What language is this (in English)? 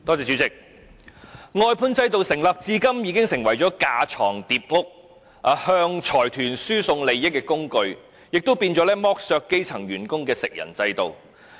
Cantonese